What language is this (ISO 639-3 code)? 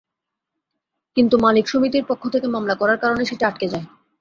ben